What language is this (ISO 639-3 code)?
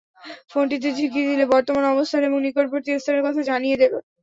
ben